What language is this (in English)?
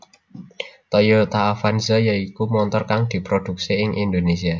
Javanese